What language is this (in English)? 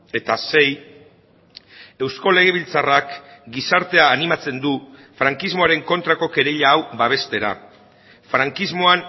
Basque